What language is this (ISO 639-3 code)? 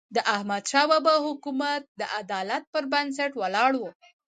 pus